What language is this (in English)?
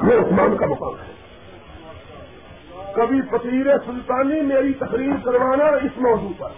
Urdu